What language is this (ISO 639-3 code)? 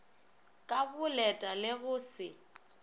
nso